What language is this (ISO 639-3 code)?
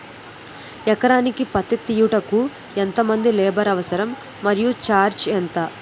tel